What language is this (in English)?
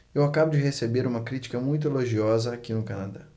Portuguese